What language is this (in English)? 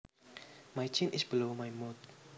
Javanese